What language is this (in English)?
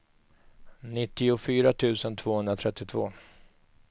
Swedish